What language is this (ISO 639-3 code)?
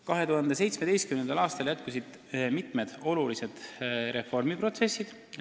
est